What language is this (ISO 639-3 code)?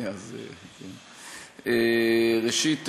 heb